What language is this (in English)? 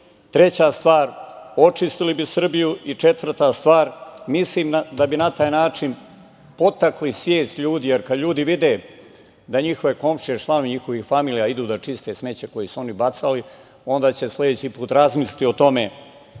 Serbian